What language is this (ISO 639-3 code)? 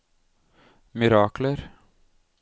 nor